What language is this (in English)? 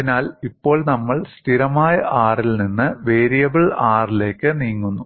Malayalam